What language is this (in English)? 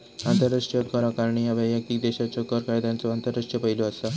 Marathi